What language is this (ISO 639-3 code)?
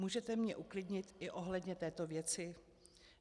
ces